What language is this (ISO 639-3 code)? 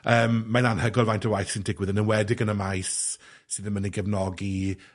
cym